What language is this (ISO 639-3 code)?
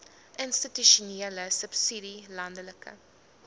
afr